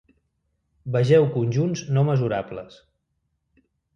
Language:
Catalan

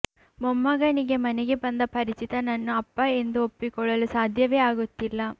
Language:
Kannada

